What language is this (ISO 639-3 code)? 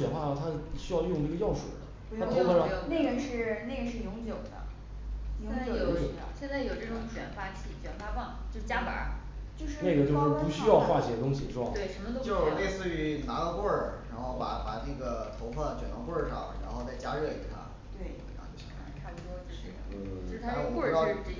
zho